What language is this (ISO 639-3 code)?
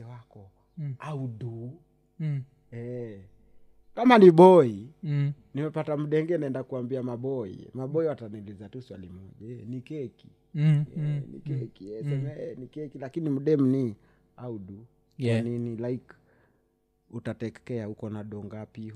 swa